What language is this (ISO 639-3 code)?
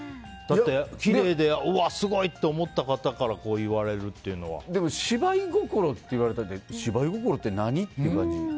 jpn